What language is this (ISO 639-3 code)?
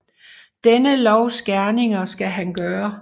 dan